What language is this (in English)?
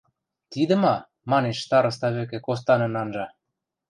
Western Mari